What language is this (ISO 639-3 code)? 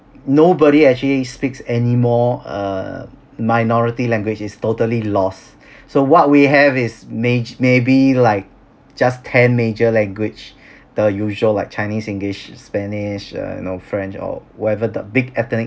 eng